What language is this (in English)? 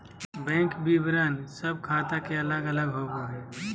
Magahi